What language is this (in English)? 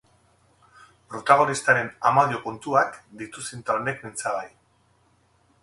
Basque